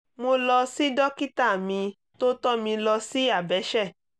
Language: Yoruba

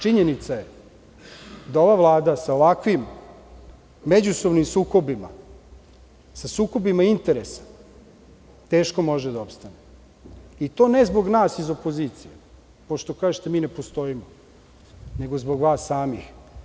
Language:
Serbian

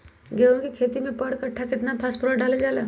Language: Magahi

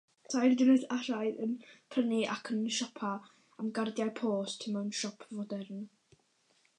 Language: Welsh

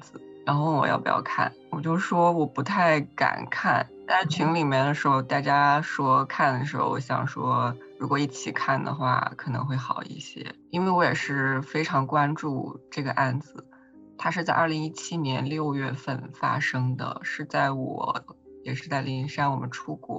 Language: Chinese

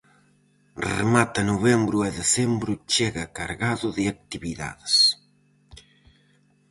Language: Galician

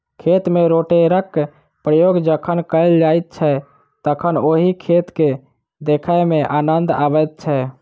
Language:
Maithili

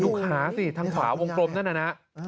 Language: Thai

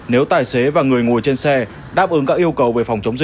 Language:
Vietnamese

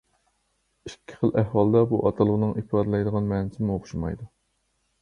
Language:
Uyghur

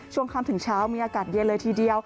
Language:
Thai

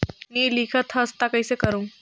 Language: Chhattisgarhi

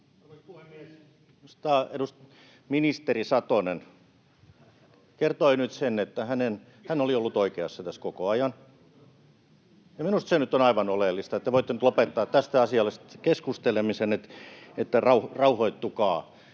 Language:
Finnish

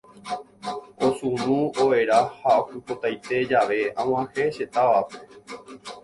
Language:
Guarani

